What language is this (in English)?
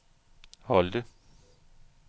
Danish